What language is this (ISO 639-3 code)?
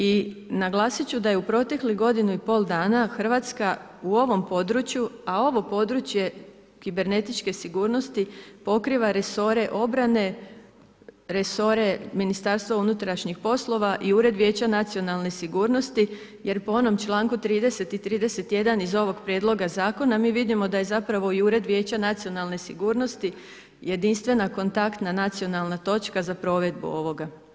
hrv